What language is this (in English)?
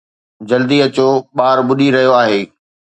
Sindhi